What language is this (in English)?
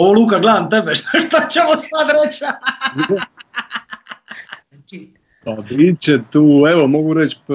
Croatian